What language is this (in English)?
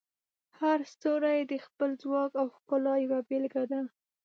Pashto